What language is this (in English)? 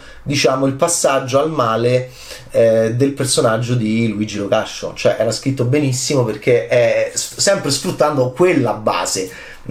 Italian